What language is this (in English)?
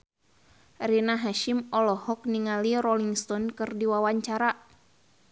Sundanese